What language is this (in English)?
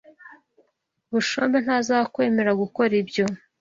Kinyarwanda